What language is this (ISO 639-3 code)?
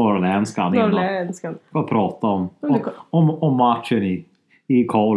swe